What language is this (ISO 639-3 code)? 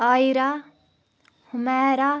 kas